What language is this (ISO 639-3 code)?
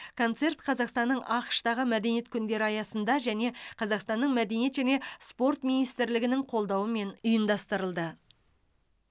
kaz